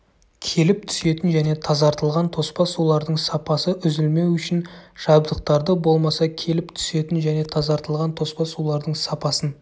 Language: Kazakh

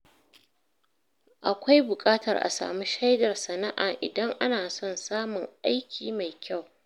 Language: Hausa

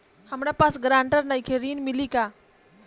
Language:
Bhojpuri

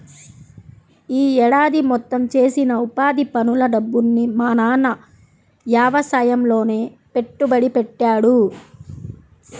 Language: Telugu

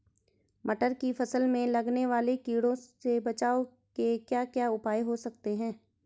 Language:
Hindi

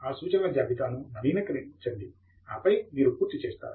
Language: Telugu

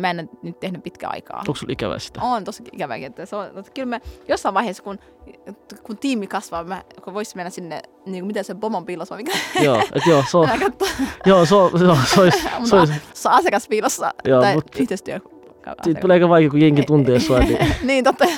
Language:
Finnish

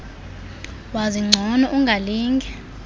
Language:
Xhosa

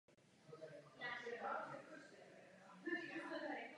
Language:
Czech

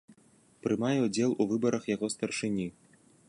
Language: Belarusian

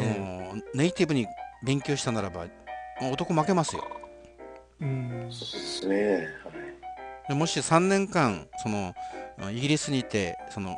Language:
Japanese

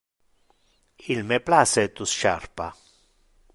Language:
Interlingua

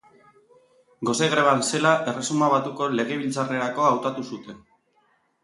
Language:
Basque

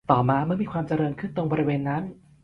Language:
Thai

